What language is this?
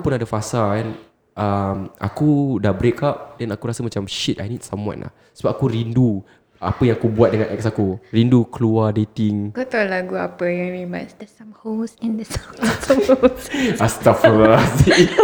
Malay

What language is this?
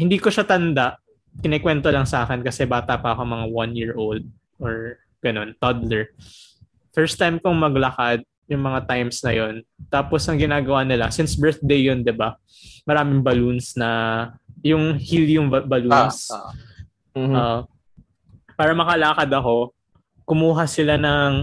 Filipino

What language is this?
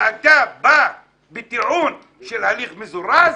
Hebrew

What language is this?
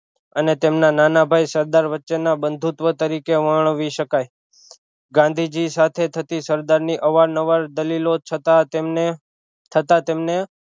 Gujarati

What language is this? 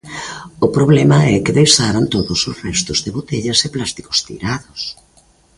Galician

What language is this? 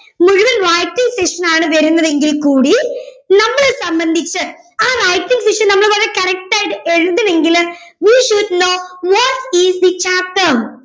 Malayalam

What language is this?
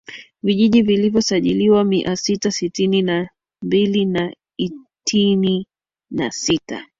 Swahili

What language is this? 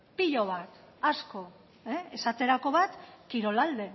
Basque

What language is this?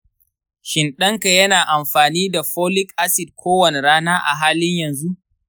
Hausa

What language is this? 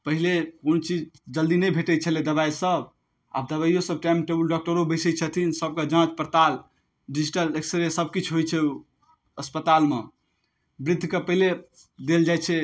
Maithili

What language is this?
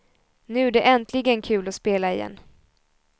Swedish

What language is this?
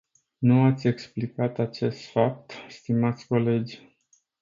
Romanian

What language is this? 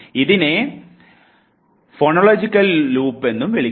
Malayalam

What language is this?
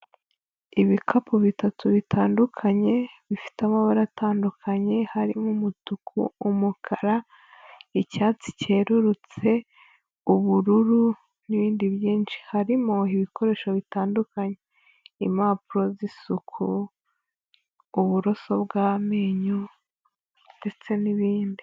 Kinyarwanda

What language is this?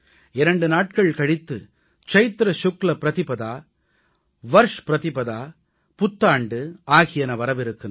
Tamil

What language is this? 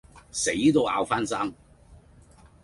Cantonese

